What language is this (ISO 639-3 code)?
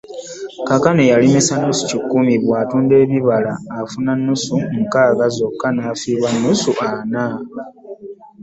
lug